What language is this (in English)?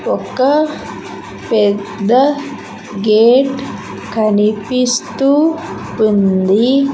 Telugu